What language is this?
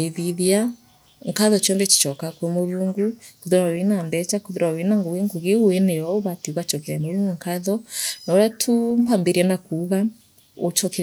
Meru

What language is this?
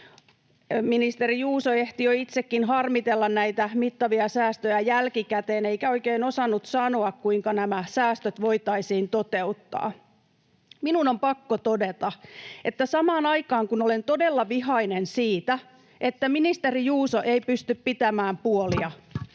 Finnish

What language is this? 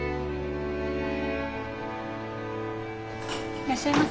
Japanese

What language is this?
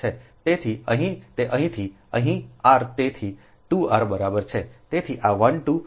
Gujarati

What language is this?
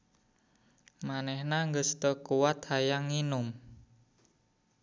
Sundanese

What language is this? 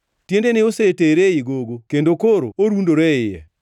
Luo (Kenya and Tanzania)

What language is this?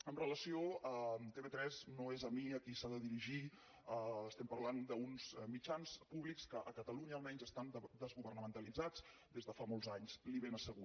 Catalan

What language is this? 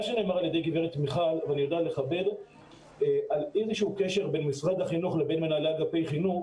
Hebrew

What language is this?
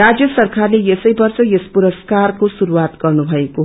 Nepali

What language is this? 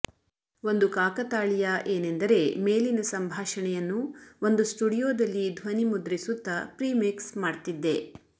Kannada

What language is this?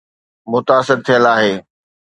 Sindhi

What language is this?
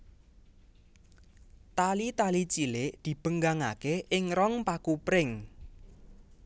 Javanese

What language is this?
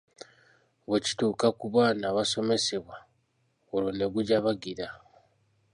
Ganda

